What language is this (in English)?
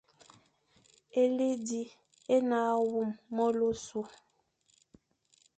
Fang